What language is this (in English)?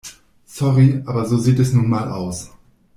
German